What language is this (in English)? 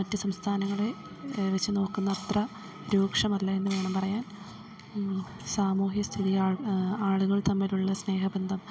Malayalam